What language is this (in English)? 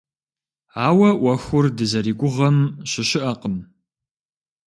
Kabardian